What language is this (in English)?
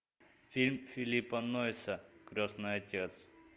Russian